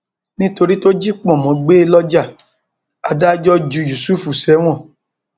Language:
Yoruba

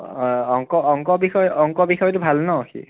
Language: Assamese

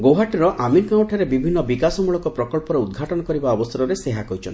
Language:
Odia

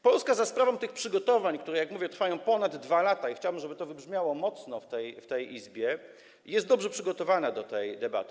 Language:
Polish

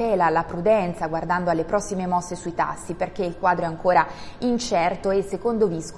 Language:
Italian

